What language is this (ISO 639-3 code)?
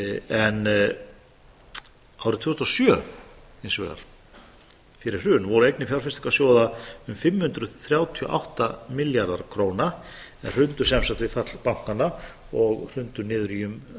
isl